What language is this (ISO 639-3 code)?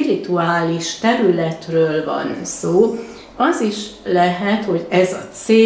hun